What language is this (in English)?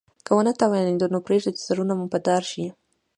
Pashto